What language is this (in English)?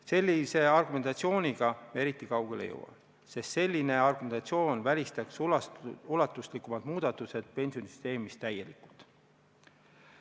Estonian